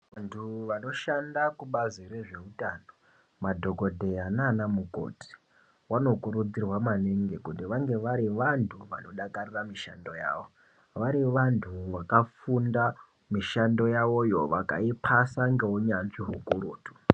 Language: Ndau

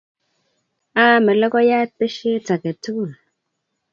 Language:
Kalenjin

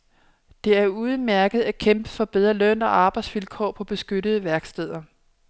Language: Danish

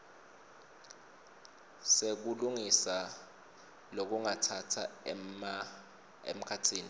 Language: Swati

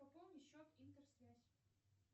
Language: Russian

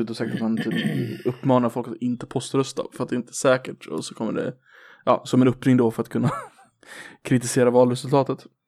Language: Swedish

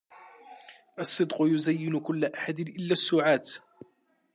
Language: Arabic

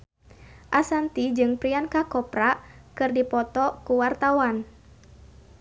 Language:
Sundanese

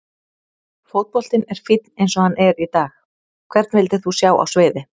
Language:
Icelandic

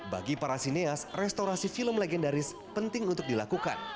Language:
Indonesian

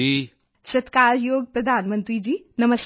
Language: Punjabi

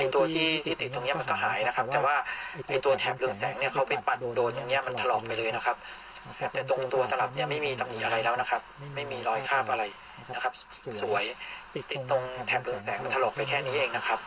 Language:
Thai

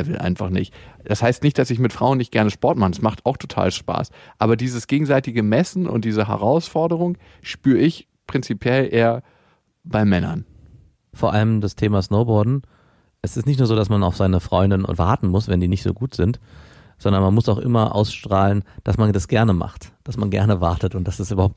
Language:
German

